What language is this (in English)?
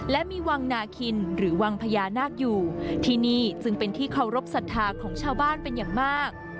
Thai